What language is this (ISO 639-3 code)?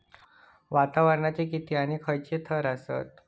mar